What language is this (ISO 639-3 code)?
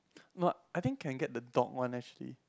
eng